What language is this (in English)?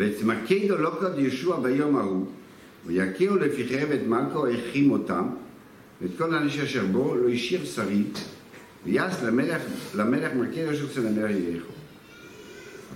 Hebrew